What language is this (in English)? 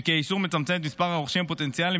Hebrew